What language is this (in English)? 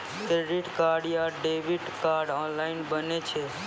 Maithili